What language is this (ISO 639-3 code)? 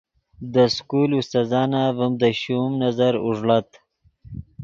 ydg